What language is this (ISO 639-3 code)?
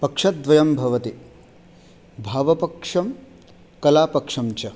san